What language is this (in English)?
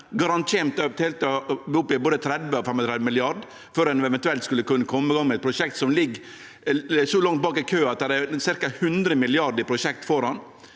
Norwegian